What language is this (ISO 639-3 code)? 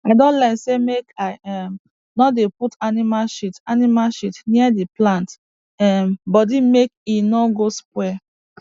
pcm